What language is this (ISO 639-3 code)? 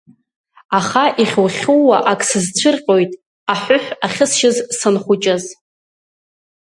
abk